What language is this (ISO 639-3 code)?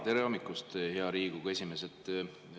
est